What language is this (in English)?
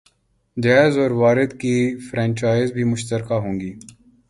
Urdu